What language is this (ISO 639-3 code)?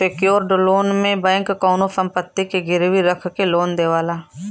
bho